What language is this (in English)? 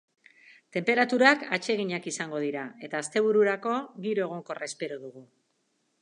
Basque